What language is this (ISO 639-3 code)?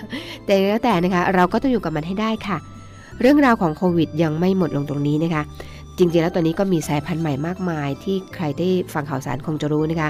tha